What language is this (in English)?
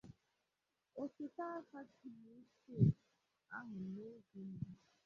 Igbo